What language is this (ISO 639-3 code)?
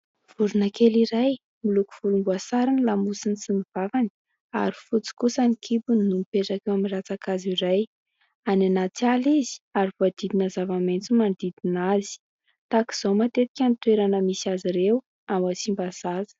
mlg